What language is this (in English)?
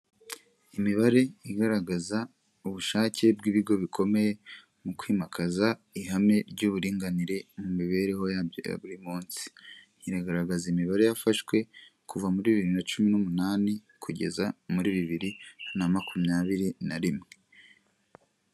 Kinyarwanda